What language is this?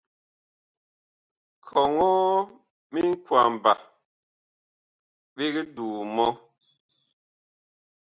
Bakoko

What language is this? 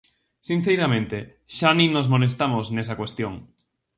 Galician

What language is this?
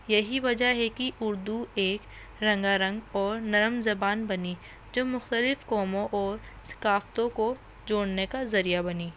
Urdu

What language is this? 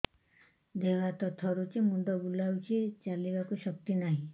Odia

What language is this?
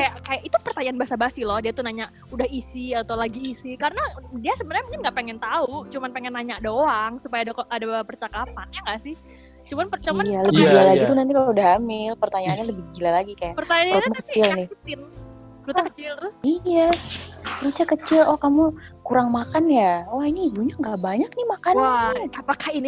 Indonesian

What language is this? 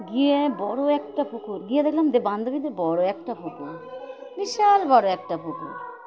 Bangla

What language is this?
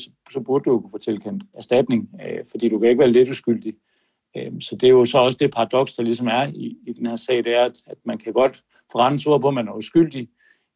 Danish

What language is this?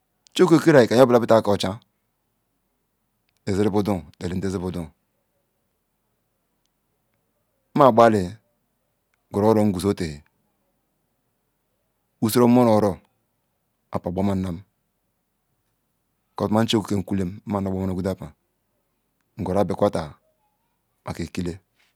Ikwere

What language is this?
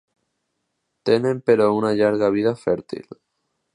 Catalan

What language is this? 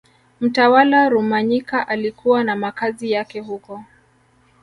Swahili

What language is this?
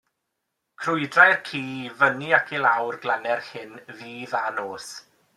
Welsh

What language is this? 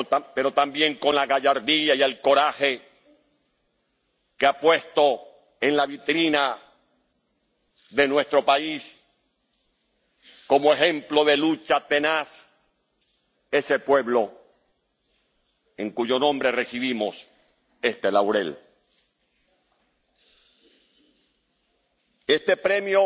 Spanish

